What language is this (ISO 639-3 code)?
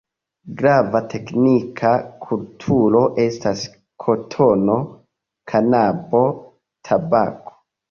epo